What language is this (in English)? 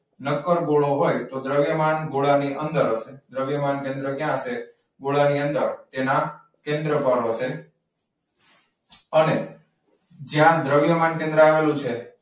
Gujarati